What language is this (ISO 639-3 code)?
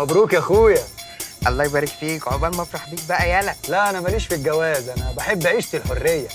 ara